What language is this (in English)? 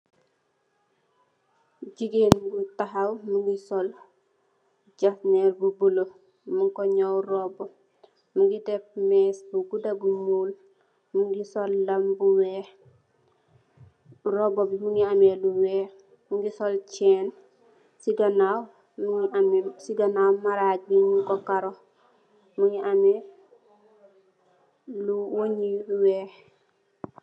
Wolof